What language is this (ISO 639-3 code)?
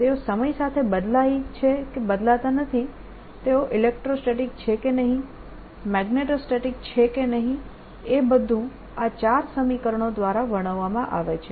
guj